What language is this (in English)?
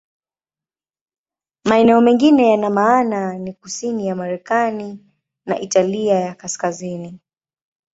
Swahili